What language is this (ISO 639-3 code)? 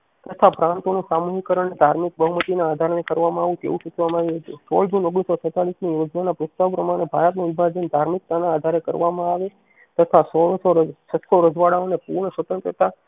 guj